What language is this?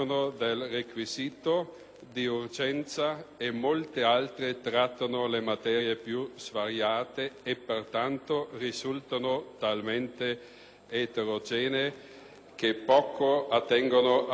Italian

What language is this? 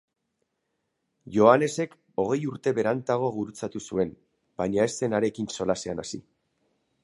Basque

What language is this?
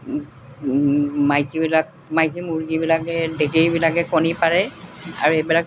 Assamese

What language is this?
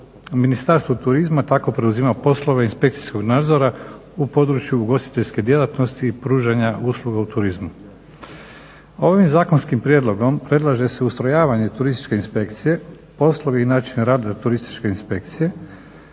Croatian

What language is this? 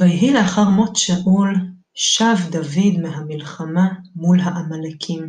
Hebrew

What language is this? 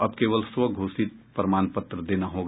Hindi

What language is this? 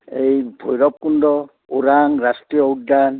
Assamese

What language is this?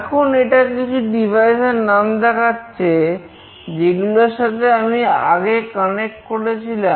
Bangla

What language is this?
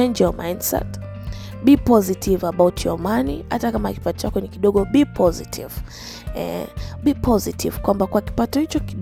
Swahili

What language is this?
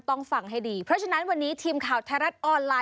Thai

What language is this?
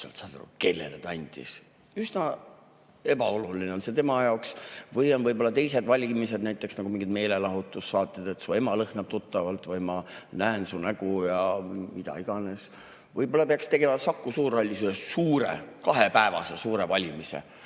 Estonian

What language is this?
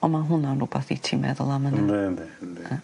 Welsh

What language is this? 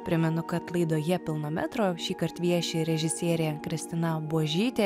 Lithuanian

